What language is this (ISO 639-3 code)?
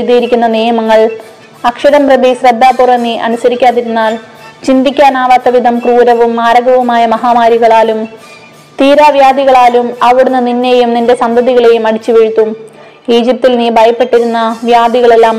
mal